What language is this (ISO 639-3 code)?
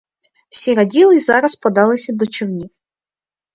ukr